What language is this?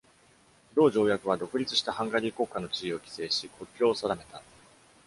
Japanese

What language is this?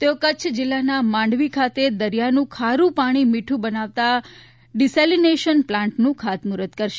Gujarati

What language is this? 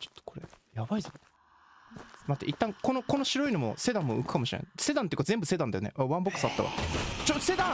Japanese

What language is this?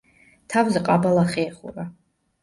Georgian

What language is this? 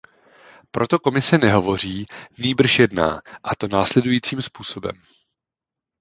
Czech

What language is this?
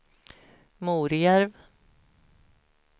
Swedish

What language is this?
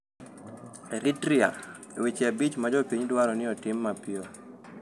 Luo (Kenya and Tanzania)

